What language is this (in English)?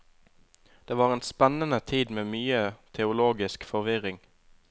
Norwegian